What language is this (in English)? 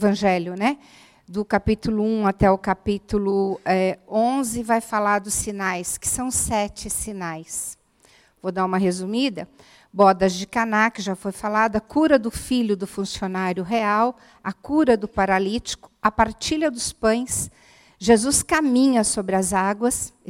Portuguese